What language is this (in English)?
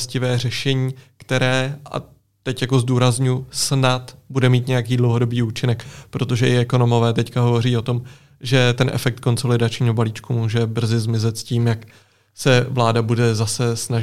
Czech